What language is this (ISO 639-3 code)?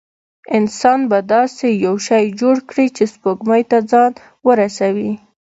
pus